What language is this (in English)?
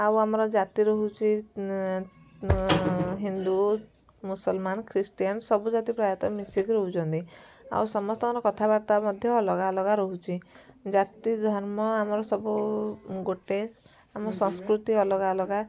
Odia